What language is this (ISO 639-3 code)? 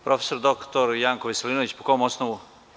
srp